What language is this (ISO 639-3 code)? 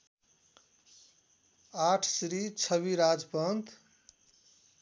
nep